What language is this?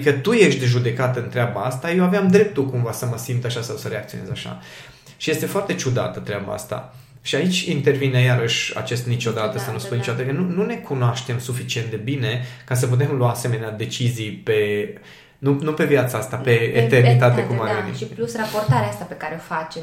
Romanian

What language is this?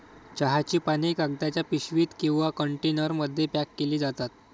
Marathi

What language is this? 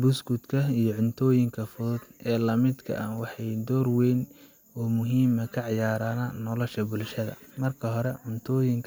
Somali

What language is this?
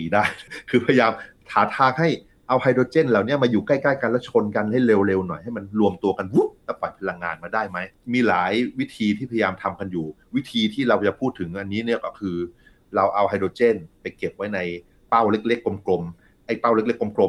Thai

